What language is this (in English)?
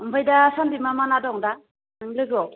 Bodo